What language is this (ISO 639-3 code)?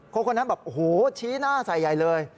tha